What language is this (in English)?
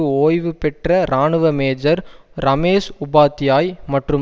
Tamil